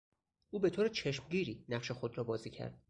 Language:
Persian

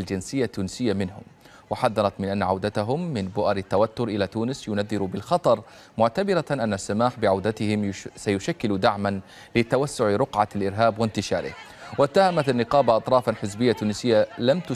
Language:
Arabic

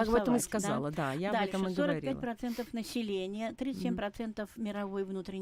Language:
Russian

